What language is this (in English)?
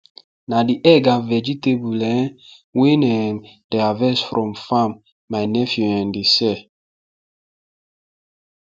Nigerian Pidgin